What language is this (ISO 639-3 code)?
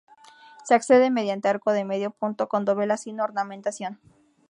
spa